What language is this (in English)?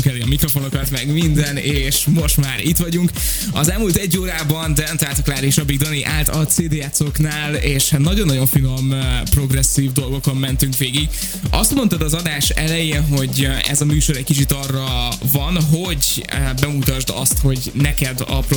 Hungarian